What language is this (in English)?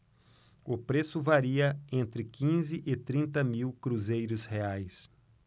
Portuguese